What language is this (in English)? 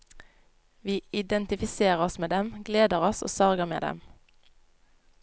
Norwegian